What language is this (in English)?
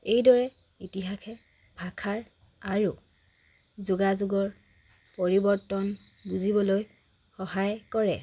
Assamese